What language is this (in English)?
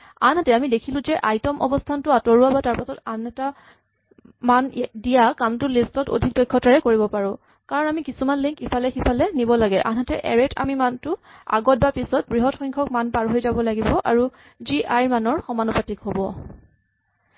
Assamese